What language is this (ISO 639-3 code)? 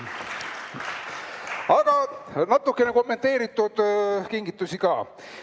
est